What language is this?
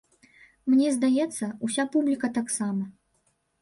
Belarusian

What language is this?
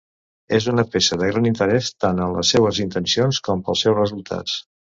Catalan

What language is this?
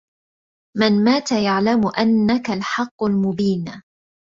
Arabic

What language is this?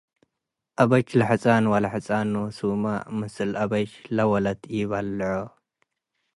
Tigre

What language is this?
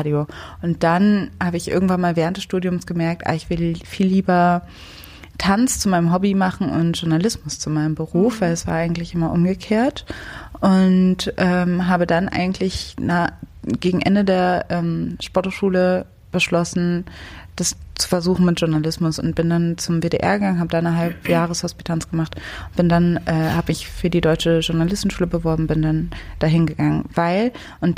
German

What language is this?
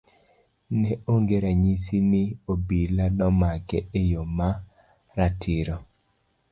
Luo (Kenya and Tanzania)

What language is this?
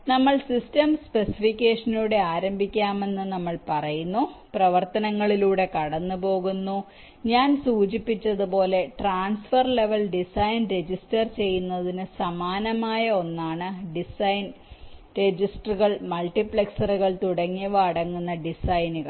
Malayalam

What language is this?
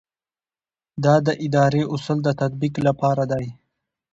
Pashto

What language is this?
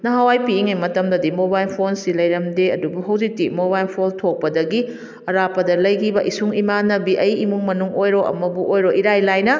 Manipuri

